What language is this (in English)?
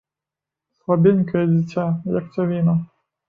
Belarusian